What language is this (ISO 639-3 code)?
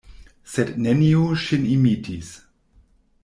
epo